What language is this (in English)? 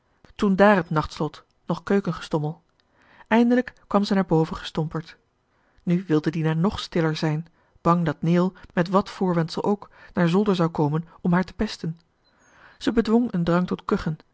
Dutch